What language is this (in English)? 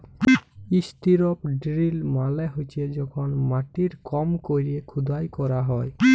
Bangla